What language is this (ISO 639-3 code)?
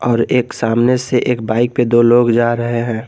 hin